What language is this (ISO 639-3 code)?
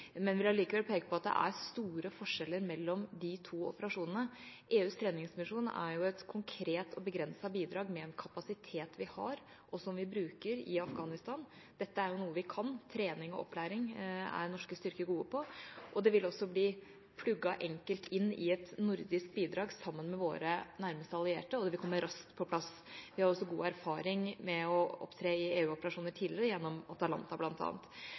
nob